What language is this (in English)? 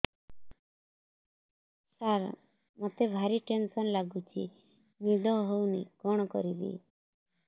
Odia